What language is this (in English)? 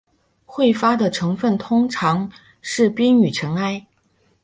Chinese